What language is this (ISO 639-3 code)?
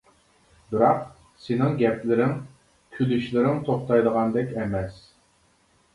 uig